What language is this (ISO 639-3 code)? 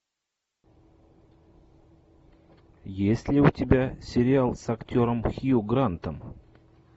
rus